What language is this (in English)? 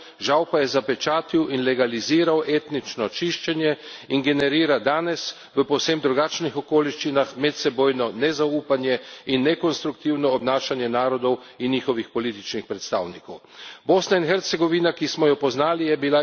Slovenian